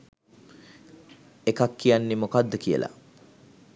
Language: Sinhala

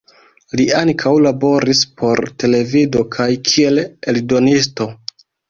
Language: Esperanto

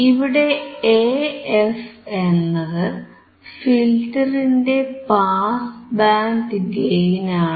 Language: Malayalam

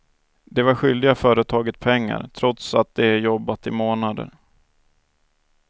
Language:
Swedish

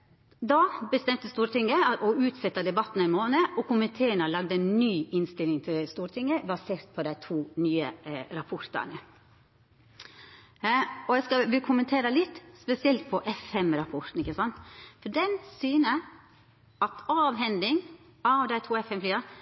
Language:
Norwegian Nynorsk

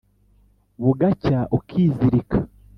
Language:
Kinyarwanda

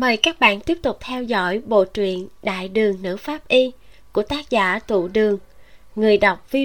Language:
Vietnamese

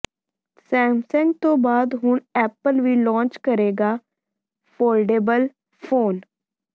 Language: Punjabi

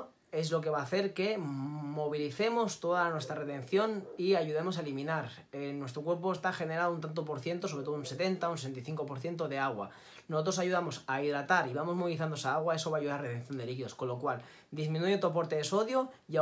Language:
Spanish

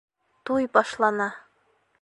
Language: Bashkir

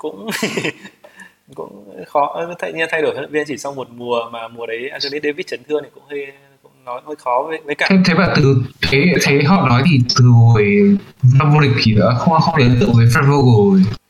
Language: Vietnamese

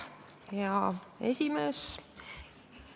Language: Estonian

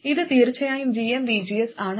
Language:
Malayalam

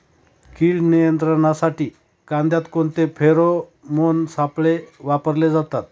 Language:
Marathi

